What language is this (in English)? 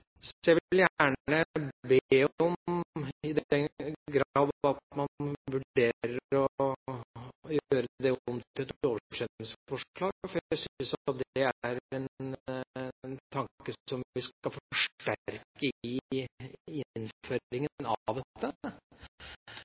Norwegian Bokmål